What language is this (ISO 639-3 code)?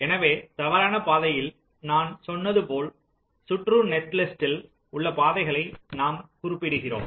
tam